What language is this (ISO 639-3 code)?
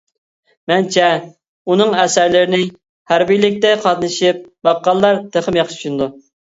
uig